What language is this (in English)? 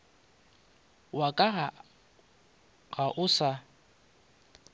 Northern Sotho